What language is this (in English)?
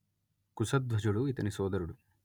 Telugu